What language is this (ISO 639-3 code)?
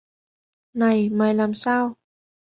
vie